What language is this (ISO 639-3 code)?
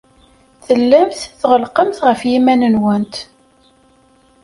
kab